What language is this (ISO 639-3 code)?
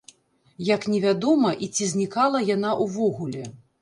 bel